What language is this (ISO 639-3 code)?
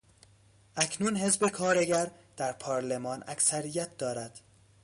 fas